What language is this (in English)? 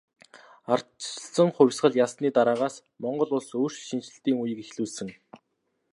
Mongolian